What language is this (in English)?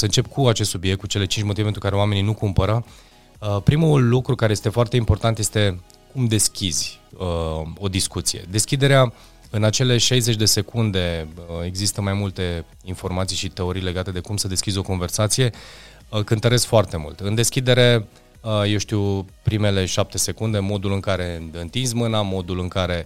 Romanian